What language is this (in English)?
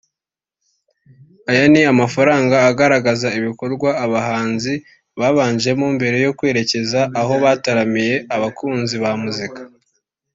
Kinyarwanda